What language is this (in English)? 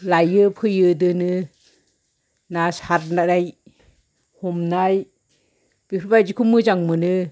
Bodo